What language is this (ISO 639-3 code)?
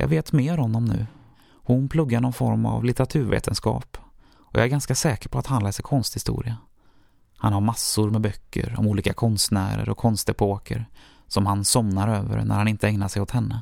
swe